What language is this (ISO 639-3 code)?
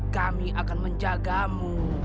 ind